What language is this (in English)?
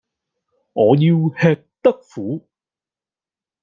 Cantonese